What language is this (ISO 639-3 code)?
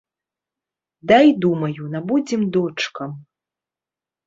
bel